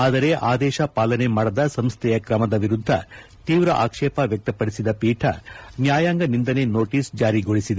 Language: Kannada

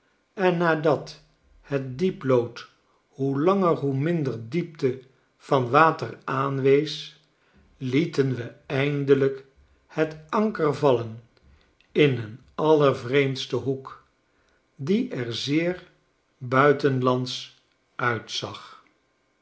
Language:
Dutch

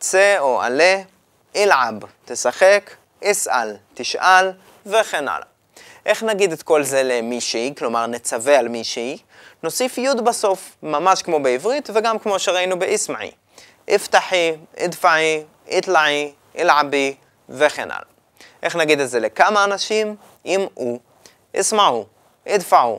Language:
Hebrew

